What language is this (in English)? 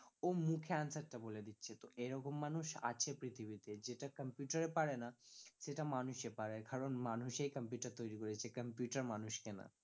Bangla